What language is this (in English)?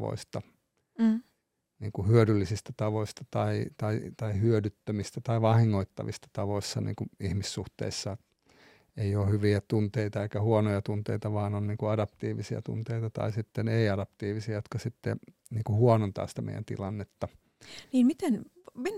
Finnish